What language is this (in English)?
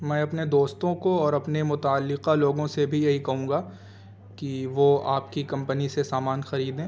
Urdu